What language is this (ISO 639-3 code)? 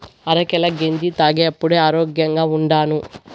tel